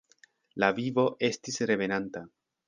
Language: Esperanto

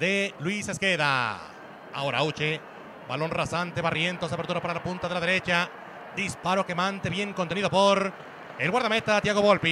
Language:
Spanish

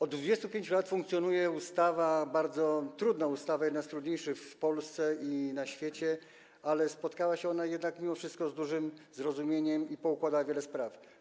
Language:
Polish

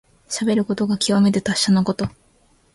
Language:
Japanese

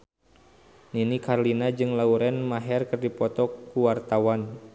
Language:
Sundanese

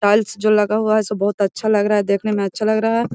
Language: Magahi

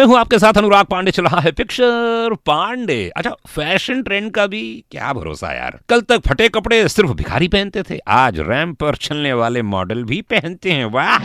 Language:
Hindi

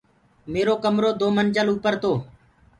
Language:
Gurgula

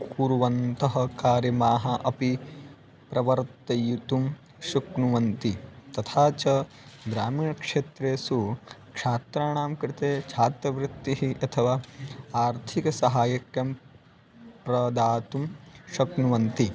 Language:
Sanskrit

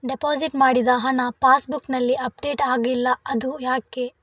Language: Kannada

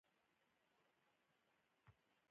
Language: Pashto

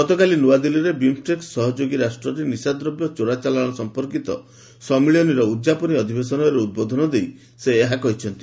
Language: Odia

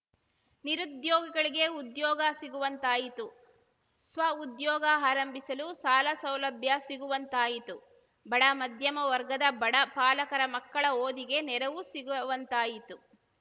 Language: Kannada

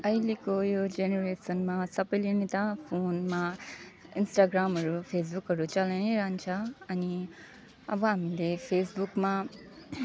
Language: Nepali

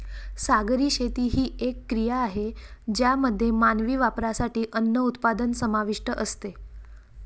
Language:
Marathi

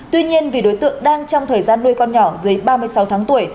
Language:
Vietnamese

